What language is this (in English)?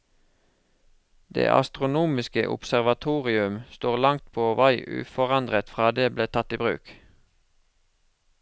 Norwegian